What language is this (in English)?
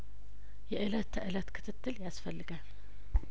Amharic